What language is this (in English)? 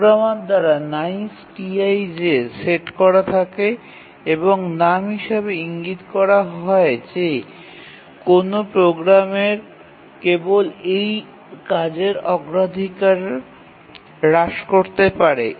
Bangla